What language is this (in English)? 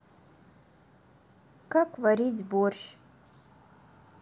Russian